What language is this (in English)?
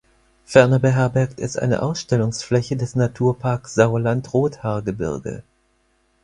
German